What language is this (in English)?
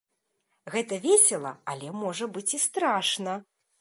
Belarusian